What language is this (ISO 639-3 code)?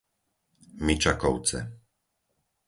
slk